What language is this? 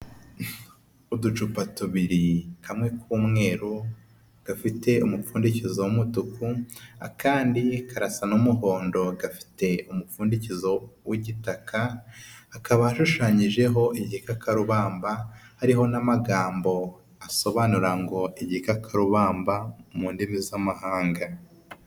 Kinyarwanda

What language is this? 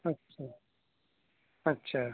Urdu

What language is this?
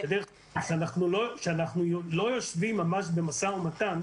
Hebrew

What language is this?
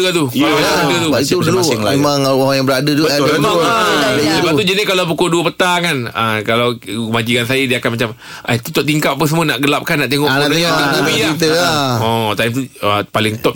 Malay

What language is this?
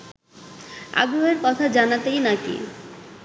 Bangla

